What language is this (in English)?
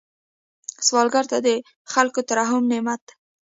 Pashto